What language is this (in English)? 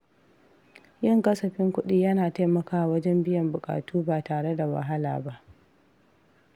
Hausa